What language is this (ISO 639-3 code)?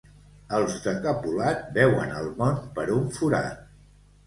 cat